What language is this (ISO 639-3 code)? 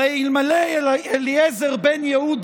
heb